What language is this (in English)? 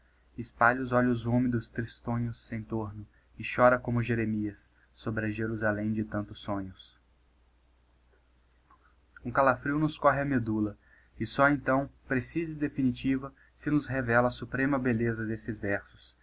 Portuguese